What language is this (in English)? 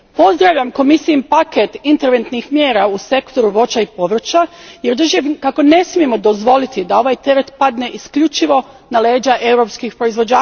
Croatian